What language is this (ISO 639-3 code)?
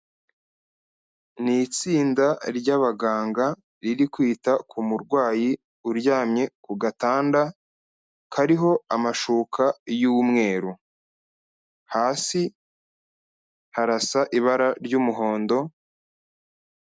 kin